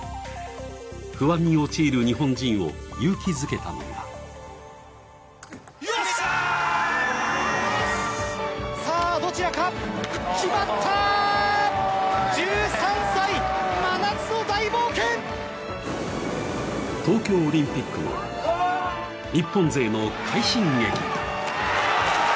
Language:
Japanese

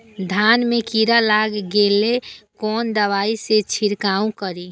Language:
Maithili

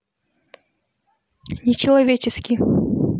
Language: Russian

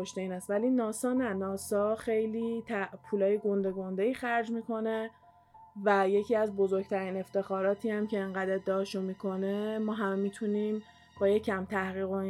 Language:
Persian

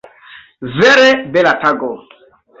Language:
Esperanto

